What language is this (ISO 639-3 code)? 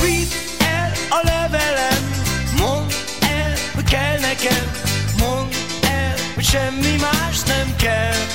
hun